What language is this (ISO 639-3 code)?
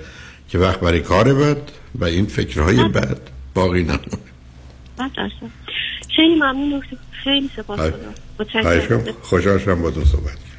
fas